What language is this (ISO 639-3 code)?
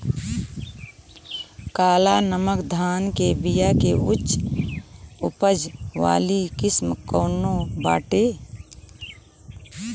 bho